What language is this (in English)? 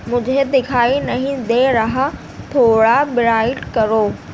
Urdu